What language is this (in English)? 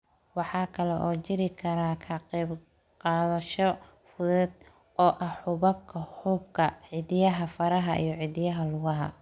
Somali